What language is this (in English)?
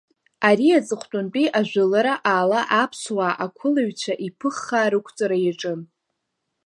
Abkhazian